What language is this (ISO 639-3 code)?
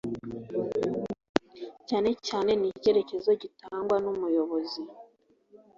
kin